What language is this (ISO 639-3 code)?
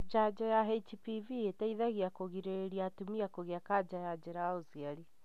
kik